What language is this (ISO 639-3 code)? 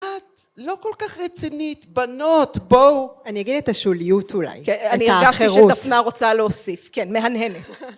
heb